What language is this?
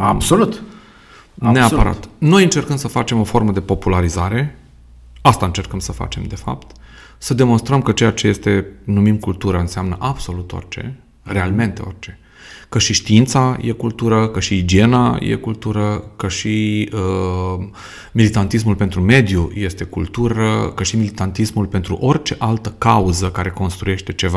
Romanian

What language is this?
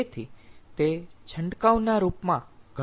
Gujarati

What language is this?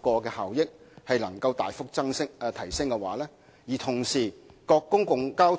Cantonese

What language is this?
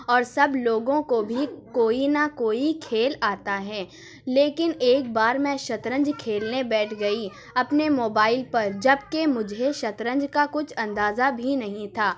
Urdu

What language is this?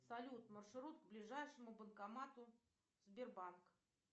Russian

